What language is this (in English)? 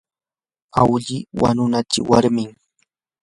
Yanahuanca Pasco Quechua